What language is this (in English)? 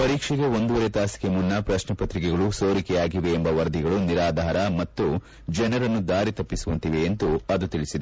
Kannada